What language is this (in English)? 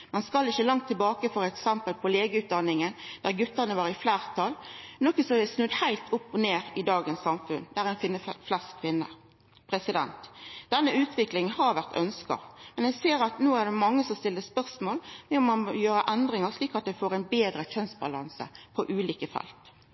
Norwegian Nynorsk